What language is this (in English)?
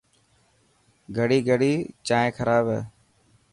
Dhatki